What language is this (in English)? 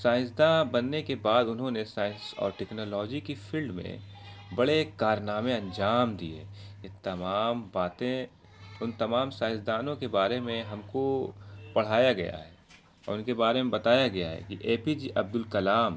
Urdu